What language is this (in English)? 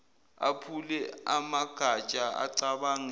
Zulu